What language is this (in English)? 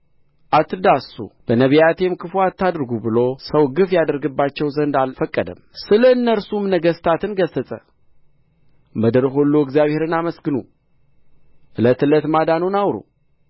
Amharic